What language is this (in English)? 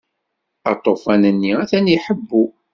Kabyle